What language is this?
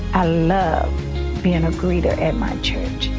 English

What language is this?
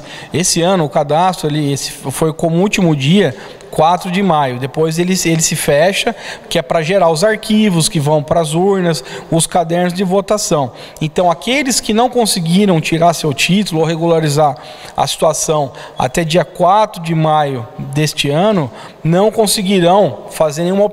Portuguese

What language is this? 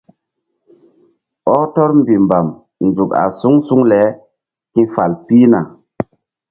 Mbum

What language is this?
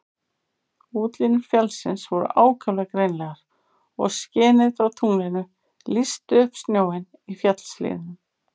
Icelandic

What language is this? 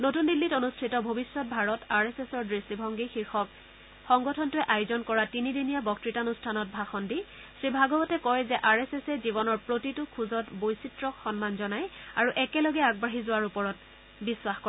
Assamese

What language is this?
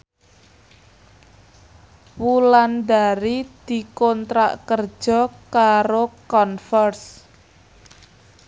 Javanese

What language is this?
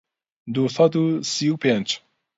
Central Kurdish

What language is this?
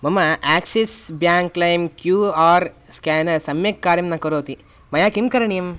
Sanskrit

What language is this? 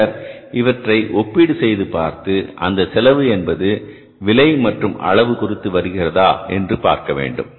Tamil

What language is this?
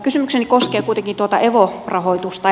Finnish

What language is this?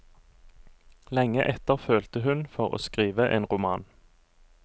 Norwegian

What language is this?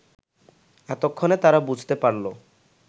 Bangla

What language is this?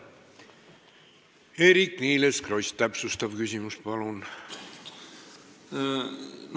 Estonian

